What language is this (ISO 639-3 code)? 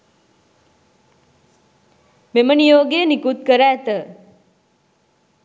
sin